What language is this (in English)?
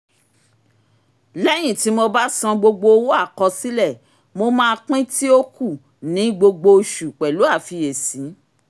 Yoruba